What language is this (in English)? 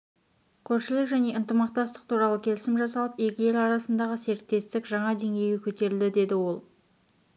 Kazakh